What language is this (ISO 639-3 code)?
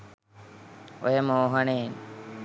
sin